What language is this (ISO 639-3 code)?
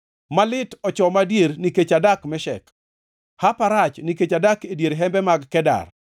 luo